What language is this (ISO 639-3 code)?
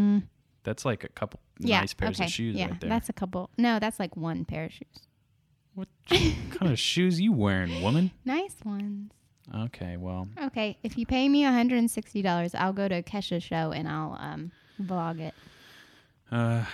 eng